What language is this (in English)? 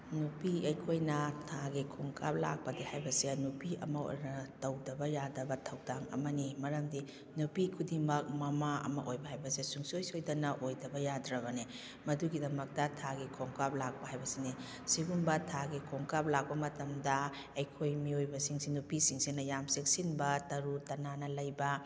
Manipuri